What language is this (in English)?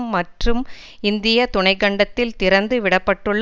Tamil